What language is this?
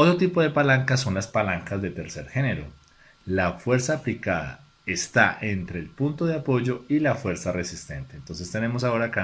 Spanish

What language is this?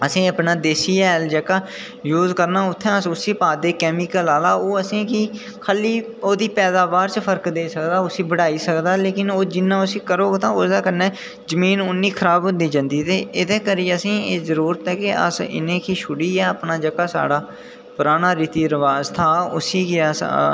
Dogri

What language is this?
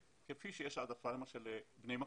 Hebrew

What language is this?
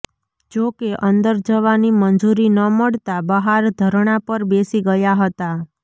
Gujarati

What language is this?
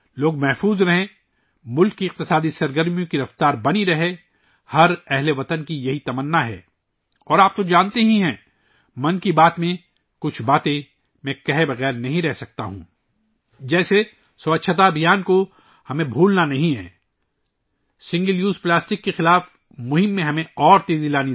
Urdu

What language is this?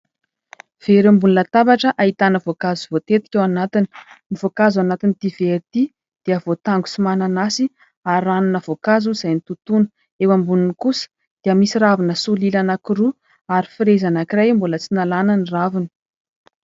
Malagasy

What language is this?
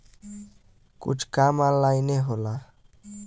Bhojpuri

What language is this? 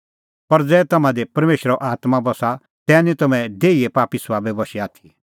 Kullu Pahari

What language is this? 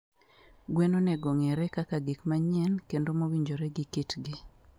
Luo (Kenya and Tanzania)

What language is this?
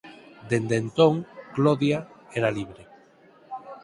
Galician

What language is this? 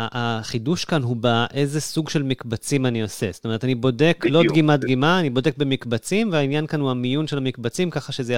Hebrew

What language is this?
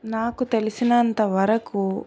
Telugu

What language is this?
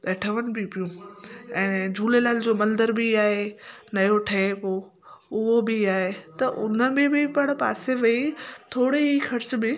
Sindhi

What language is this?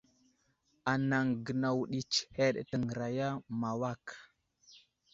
Wuzlam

